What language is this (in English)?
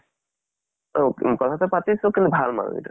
Assamese